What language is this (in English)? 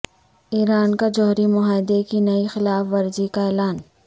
Urdu